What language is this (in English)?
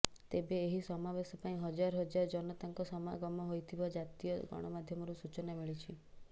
Odia